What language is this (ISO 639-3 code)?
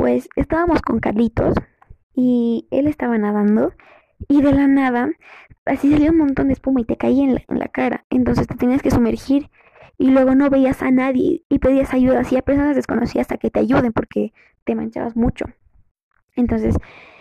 spa